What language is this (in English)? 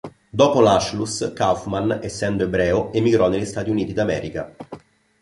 Italian